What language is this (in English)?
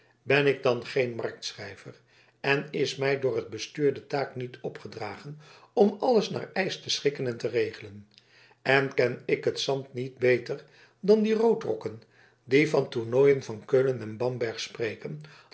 Dutch